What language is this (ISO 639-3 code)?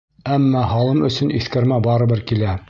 bak